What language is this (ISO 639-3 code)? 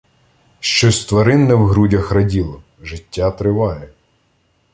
ukr